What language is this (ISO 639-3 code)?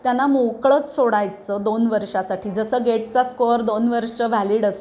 mar